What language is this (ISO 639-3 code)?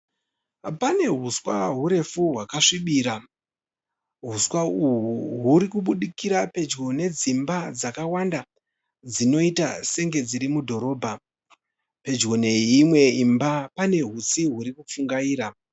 sna